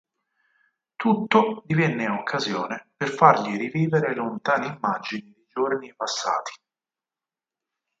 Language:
Italian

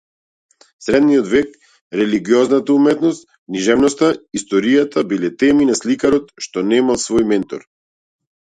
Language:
Macedonian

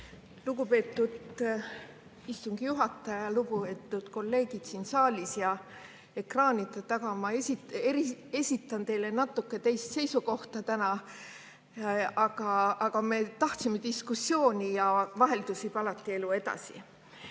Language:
Estonian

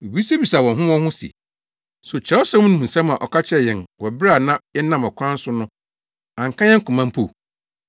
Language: Akan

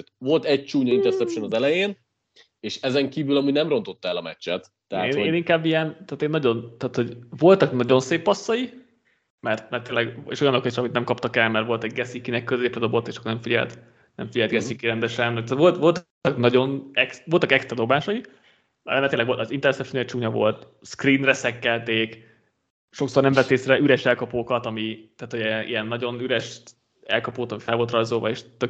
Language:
Hungarian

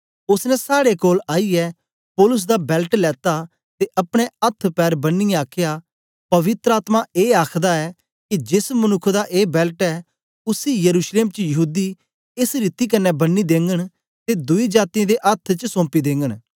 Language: Dogri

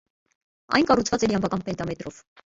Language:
Armenian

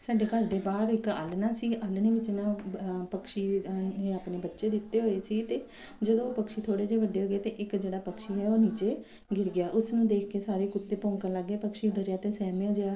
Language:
Punjabi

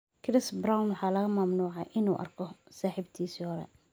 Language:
Somali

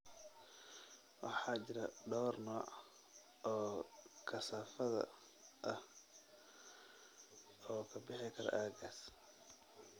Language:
Somali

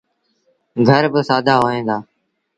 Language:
Sindhi Bhil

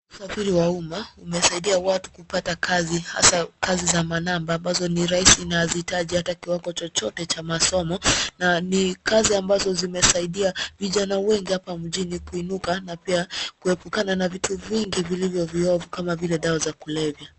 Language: Swahili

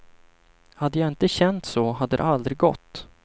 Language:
Swedish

